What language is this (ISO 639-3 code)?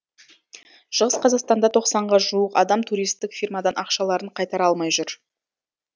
kaz